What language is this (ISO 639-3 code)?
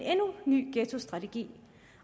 dan